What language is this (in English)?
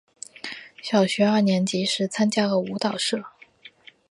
Chinese